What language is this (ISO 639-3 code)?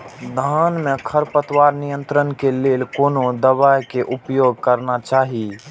mai